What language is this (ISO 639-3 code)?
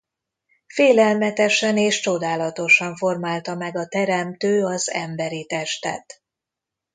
hun